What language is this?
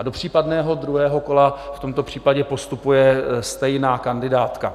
Czech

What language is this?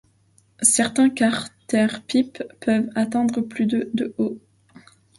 French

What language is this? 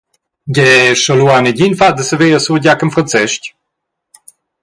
Romansh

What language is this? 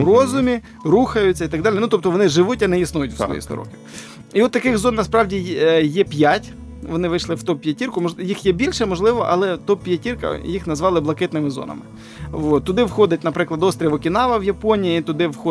Ukrainian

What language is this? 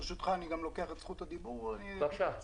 Hebrew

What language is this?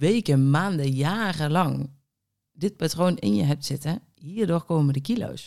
Dutch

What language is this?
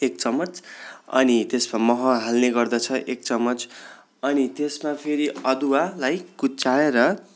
Nepali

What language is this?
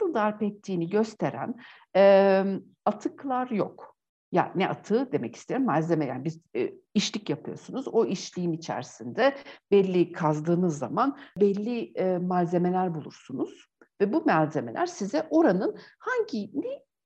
Turkish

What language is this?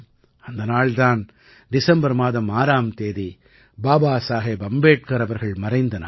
Tamil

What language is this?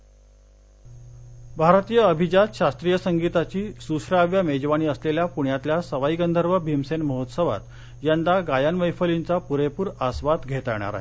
Marathi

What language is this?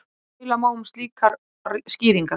Icelandic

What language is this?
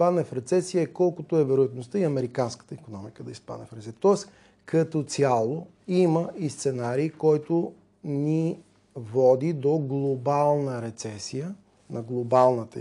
Bulgarian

